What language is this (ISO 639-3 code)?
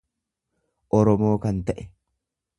orm